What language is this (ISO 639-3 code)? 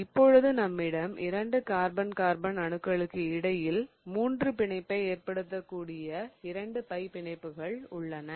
tam